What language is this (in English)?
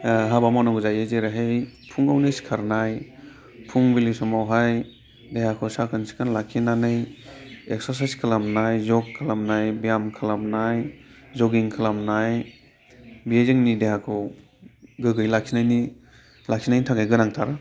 Bodo